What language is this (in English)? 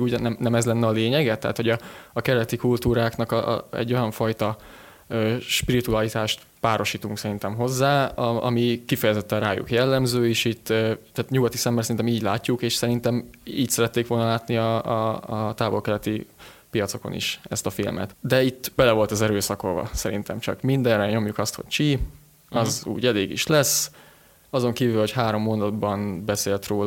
Hungarian